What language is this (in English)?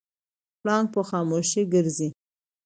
Pashto